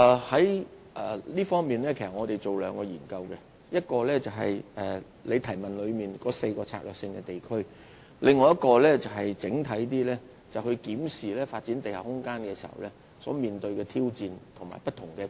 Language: Cantonese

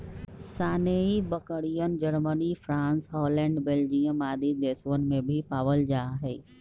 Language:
Magahi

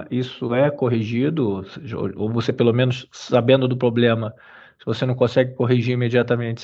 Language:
Portuguese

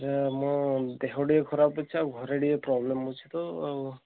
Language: Odia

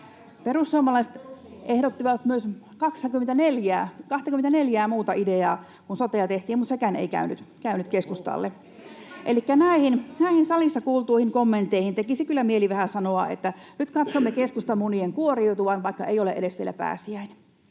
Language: Finnish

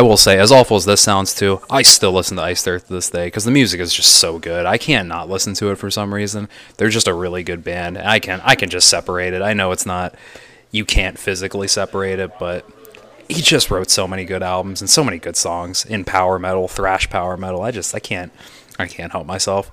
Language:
English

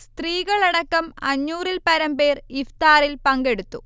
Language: Malayalam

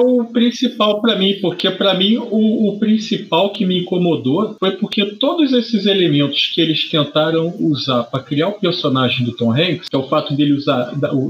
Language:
Portuguese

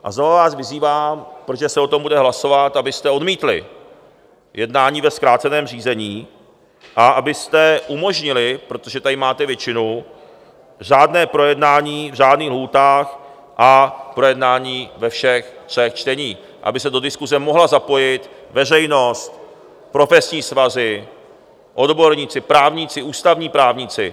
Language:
Czech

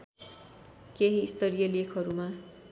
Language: Nepali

